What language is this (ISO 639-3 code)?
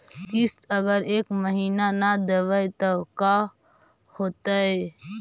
mag